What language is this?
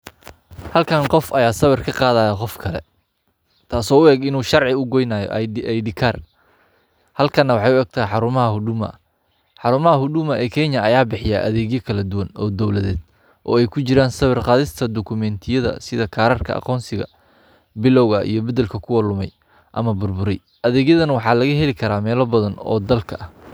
Somali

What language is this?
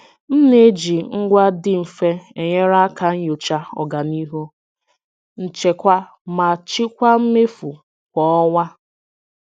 Igbo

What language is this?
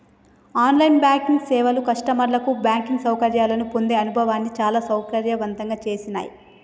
Telugu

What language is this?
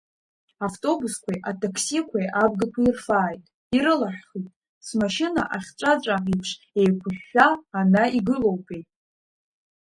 Abkhazian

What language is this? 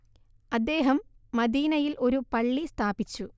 Malayalam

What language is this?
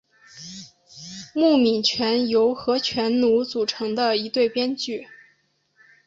Chinese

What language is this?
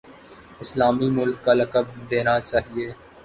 Urdu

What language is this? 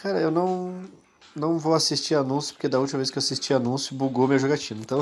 Portuguese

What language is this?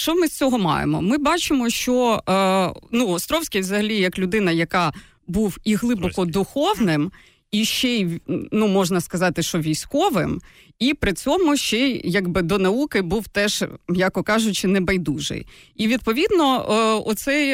Ukrainian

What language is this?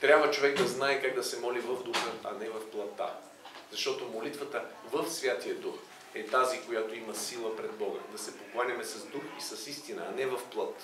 Bulgarian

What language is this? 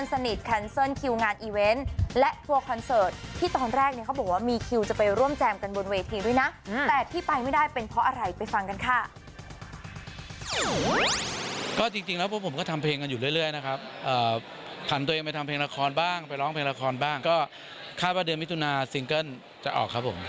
Thai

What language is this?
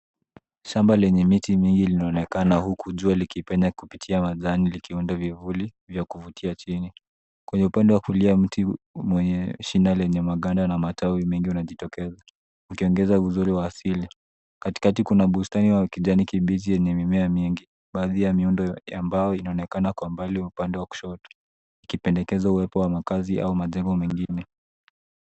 Swahili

